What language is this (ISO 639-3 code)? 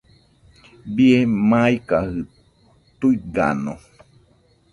hux